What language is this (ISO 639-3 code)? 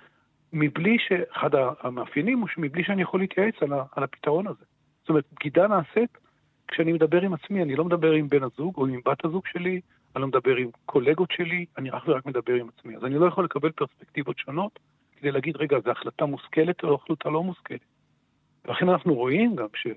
heb